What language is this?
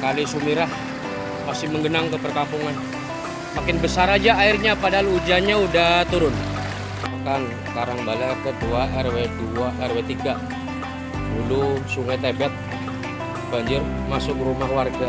Indonesian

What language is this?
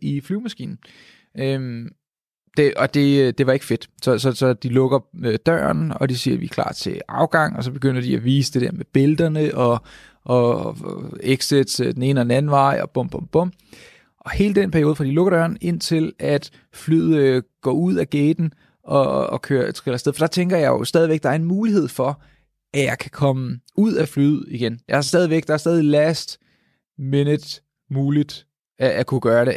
Danish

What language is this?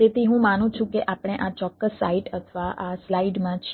Gujarati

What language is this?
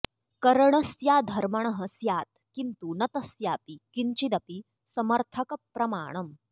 Sanskrit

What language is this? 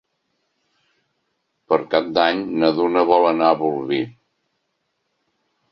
Catalan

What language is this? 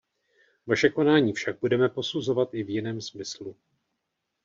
Czech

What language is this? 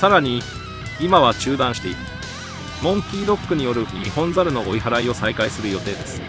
Japanese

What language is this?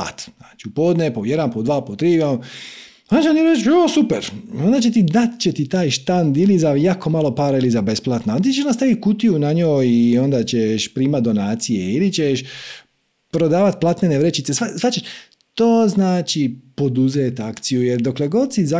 Croatian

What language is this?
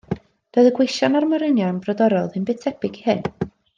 Welsh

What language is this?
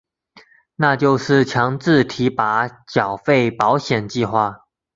Chinese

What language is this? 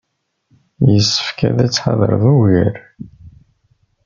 Kabyle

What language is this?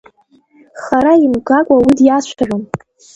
Abkhazian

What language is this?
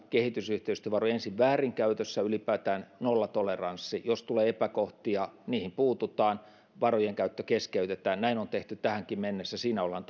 Finnish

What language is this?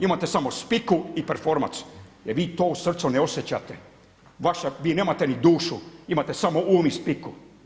Croatian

